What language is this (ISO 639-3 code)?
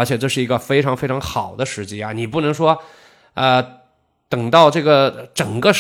zho